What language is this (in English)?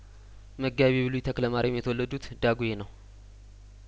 Amharic